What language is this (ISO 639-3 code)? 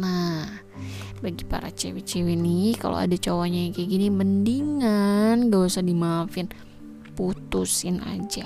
ind